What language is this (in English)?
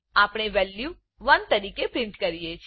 Gujarati